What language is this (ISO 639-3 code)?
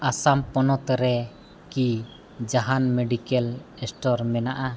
sat